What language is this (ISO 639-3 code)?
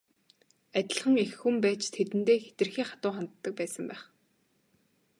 mon